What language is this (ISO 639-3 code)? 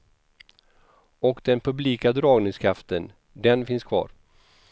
swe